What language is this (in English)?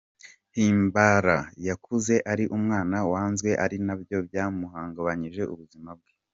Kinyarwanda